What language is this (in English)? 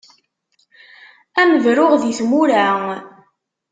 Kabyle